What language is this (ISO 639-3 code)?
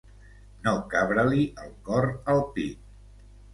cat